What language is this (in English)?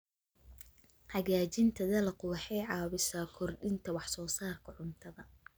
Somali